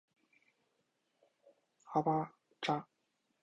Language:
Chinese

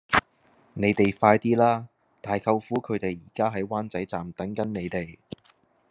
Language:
Cantonese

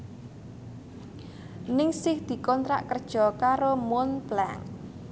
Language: Javanese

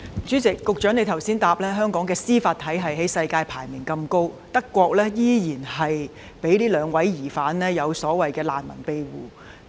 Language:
Cantonese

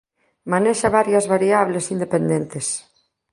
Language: Galician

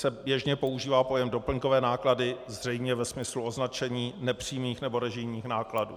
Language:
Czech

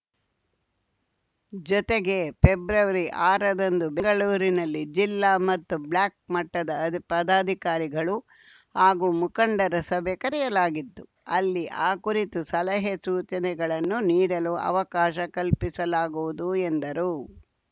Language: Kannada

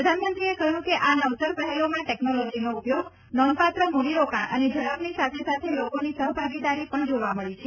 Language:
Gujarati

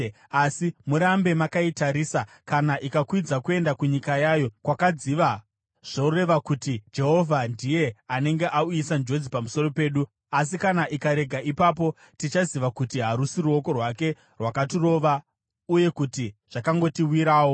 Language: Shona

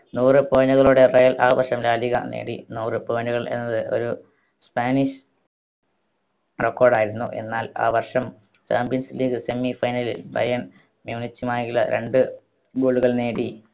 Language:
Malayalam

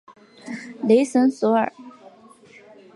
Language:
Chinese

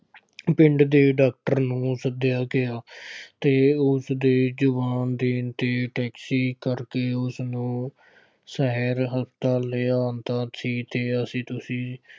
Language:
Punjabi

